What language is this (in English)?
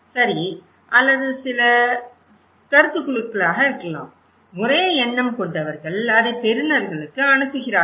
Tamil